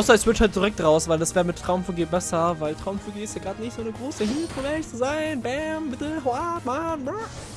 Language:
German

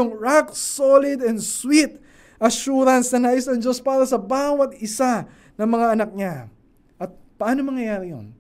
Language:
Filipino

